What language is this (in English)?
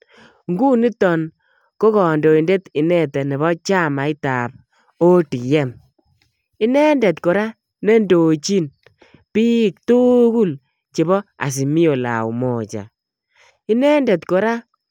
Kalenjin